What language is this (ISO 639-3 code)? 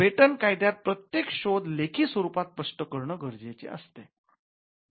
mar